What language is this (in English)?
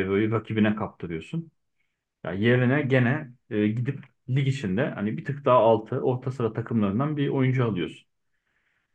Turkish